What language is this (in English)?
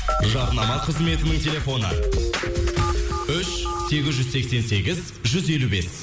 Kazakh